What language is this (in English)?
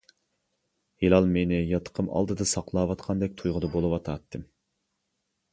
Uyghur